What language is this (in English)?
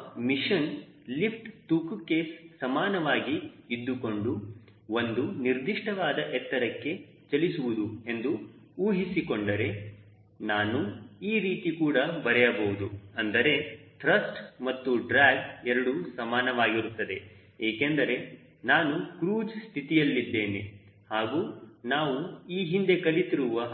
Kannada